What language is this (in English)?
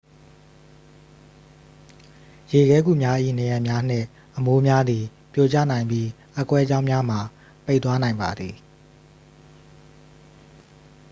Burmese